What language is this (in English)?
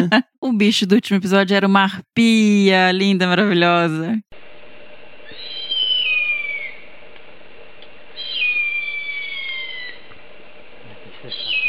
Portuguese